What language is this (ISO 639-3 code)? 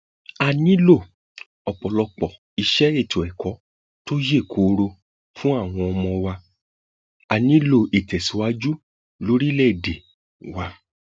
yor